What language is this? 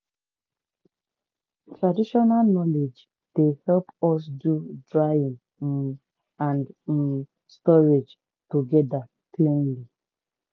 Nigerian Pidgin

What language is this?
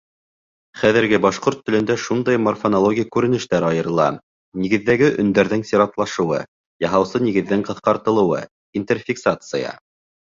Bashkir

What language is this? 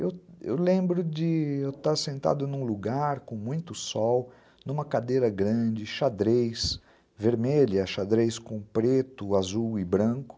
Portuguese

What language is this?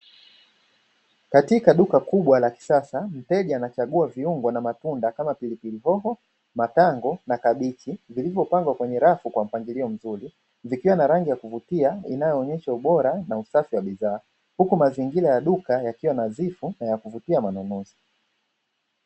Swahili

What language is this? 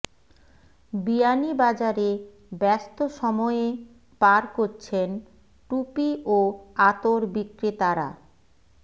Bangla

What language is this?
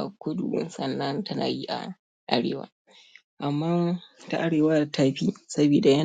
Hausa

